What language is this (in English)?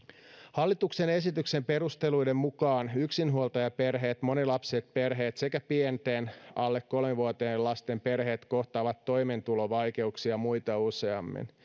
Finnish